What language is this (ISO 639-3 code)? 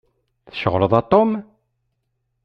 kab